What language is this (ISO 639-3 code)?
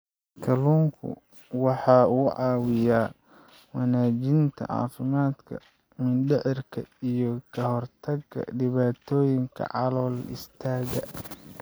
som